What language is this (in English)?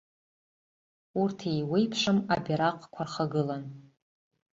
Abkhazian